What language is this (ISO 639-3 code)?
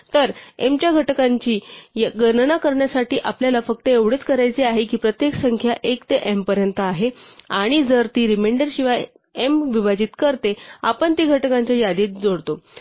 mar